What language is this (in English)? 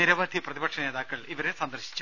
Malayalam